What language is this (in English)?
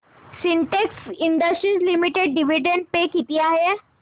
Marathi